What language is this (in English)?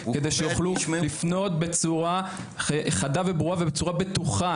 Hebrew